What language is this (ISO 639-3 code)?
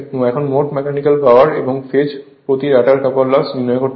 ben